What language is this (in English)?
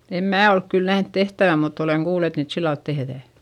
Finnish